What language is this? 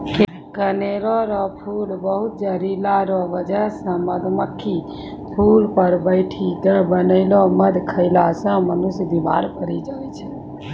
Maithili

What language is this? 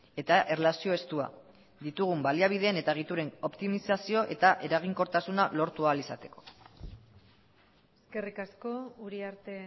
Basque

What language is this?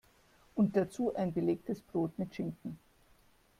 German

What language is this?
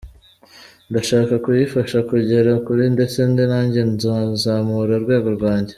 Kinyarwanda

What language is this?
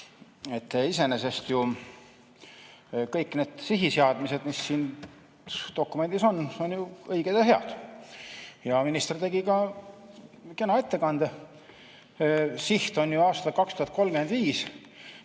Estonian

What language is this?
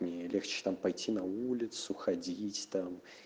Russian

